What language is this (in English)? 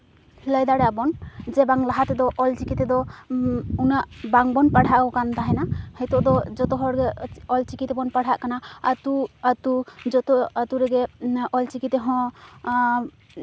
Santali